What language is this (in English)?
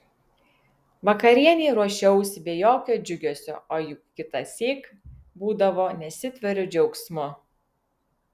Lithuanian